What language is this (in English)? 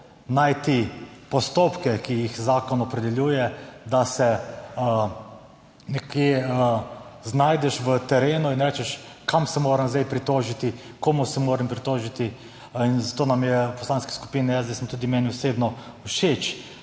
Slovenian